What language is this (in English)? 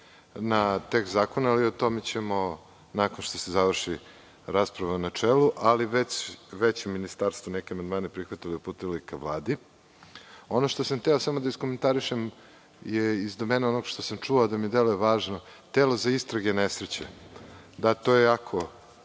Serbian